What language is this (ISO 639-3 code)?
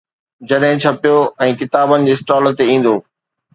snd